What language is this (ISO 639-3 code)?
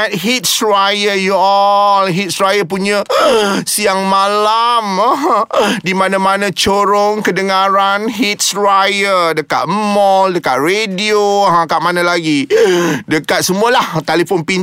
msa